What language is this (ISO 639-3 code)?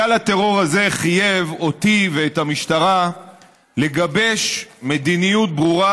heb